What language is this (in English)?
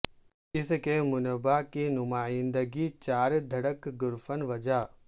Urdu